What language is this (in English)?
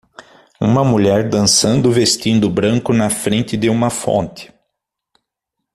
Portuguese